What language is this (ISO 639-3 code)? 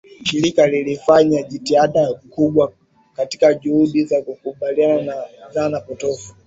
swa